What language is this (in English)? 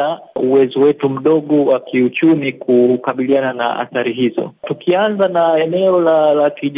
Swahili